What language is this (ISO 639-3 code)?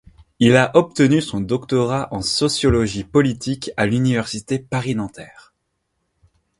fra